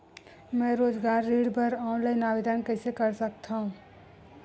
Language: Chhattisgarhi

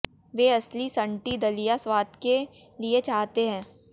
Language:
Hindi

